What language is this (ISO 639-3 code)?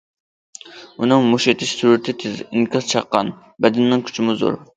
uig